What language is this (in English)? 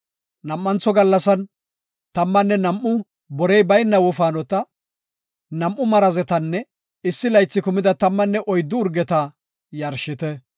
Gofa